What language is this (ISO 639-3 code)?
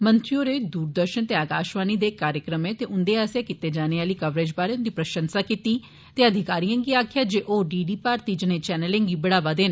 doi